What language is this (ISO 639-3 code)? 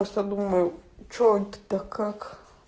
rus